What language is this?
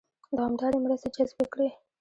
Pashto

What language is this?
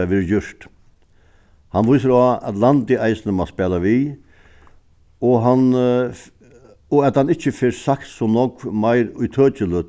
Faroese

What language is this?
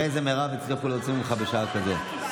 Hebrew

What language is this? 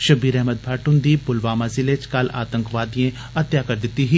Dogri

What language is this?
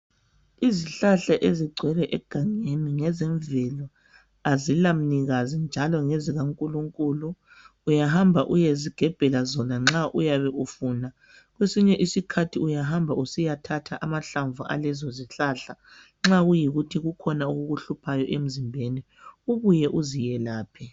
North Ndebele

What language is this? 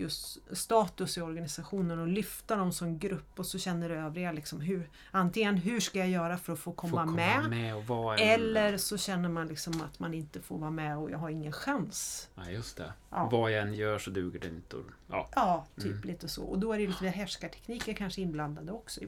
Swedish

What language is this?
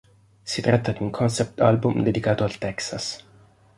Italian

